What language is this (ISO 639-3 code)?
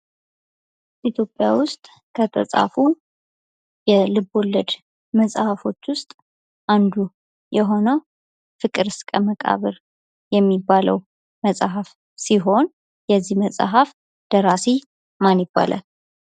amh